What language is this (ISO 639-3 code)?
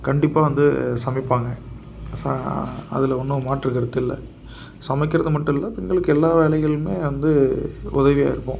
tam